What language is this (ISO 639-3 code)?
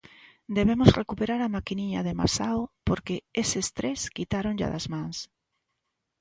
glg